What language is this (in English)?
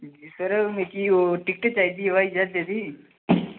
Dogri